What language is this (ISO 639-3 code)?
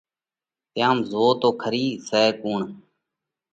kvx